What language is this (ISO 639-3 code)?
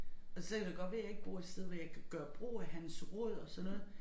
dan